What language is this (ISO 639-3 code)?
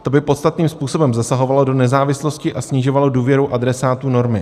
ces